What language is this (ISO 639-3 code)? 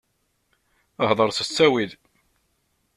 kab